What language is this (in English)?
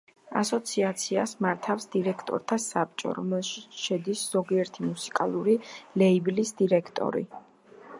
Georgian